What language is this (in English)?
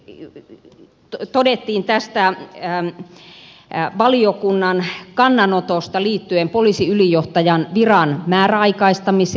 Finnish